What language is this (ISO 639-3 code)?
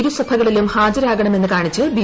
mal